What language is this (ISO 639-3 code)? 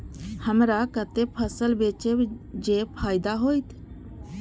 mai